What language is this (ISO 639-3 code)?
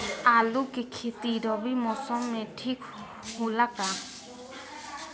bho